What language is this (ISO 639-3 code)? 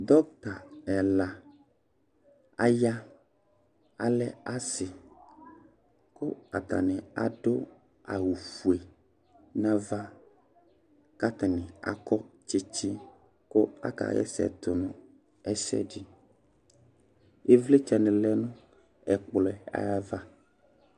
kpo